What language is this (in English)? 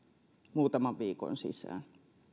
Finnish